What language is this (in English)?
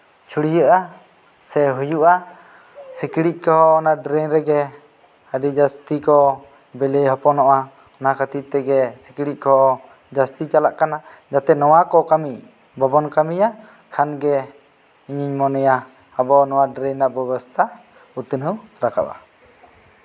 Santali